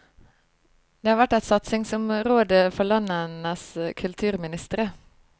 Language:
Norwegian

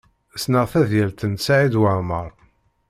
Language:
Kabyle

